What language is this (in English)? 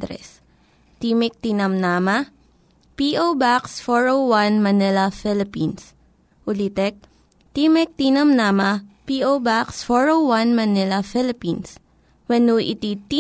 Filipino